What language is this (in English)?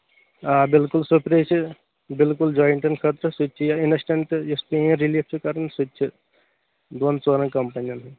Kashmiri